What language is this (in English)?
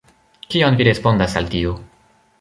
Esperanto